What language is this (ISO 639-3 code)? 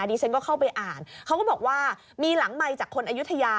tha